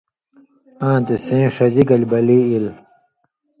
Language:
Indus Kohistani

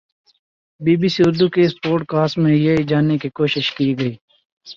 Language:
Urdu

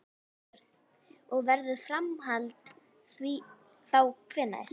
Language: Icelandic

